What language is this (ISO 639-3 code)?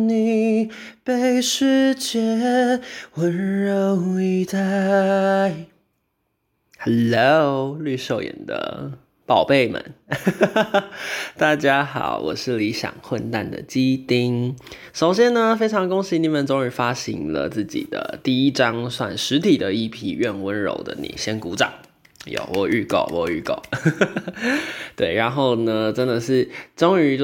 zho